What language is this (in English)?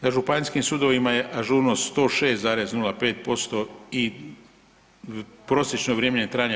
Croatian